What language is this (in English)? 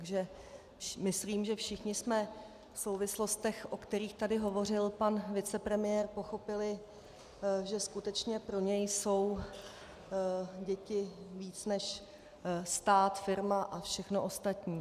Czech